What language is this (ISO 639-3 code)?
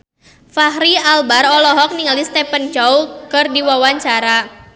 sun